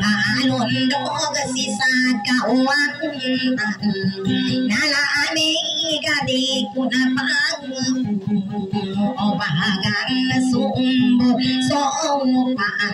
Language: Thai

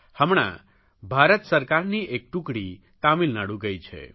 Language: Gujarati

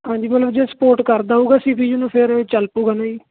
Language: Punjabi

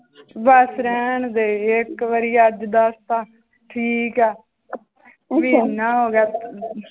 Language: Punjabi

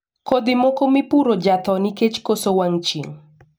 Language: Luo (Kenya and Tanzania)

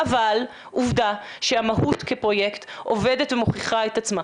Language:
Hebrew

